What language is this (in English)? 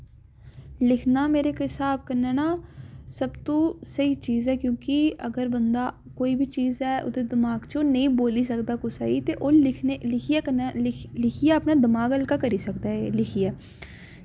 Dogri